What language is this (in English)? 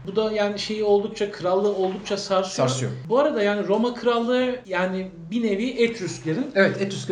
Turkish